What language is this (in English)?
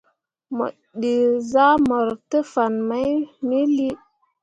Mundang